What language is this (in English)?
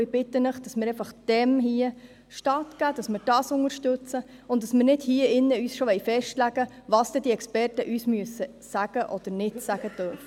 Swiss German